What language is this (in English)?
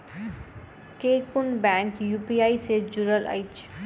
Maithili